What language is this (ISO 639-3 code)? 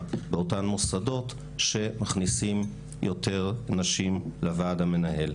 heb